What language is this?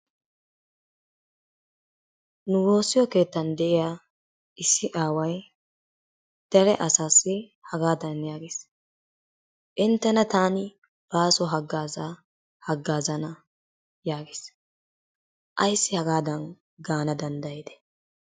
Wolaytta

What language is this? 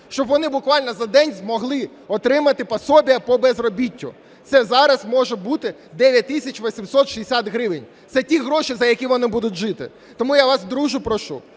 Ukrainian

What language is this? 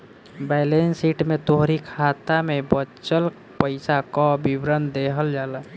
Bhojpuri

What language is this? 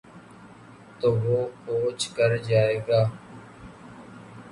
Urdu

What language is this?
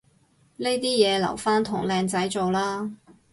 Cantonese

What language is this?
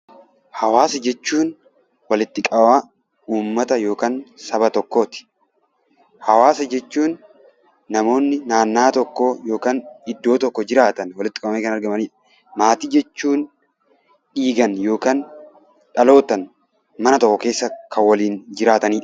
Oromo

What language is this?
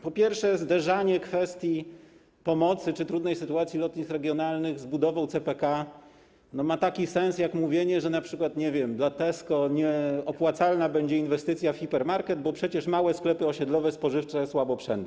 Polish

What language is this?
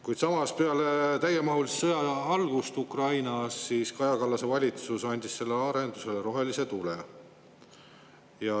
Estonian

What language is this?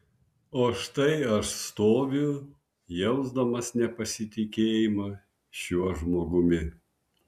Lithuanian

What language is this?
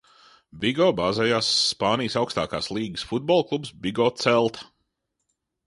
Latvian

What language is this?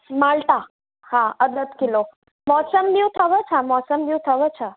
Sindhi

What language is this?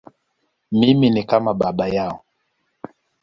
Swahili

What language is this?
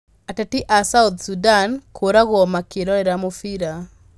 Kikuyu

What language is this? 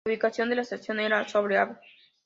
Spanish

